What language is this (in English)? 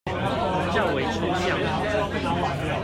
Chinese